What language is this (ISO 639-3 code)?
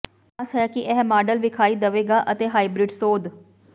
pan